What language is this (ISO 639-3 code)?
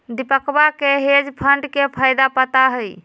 mag